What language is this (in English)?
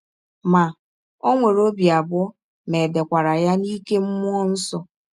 Igbo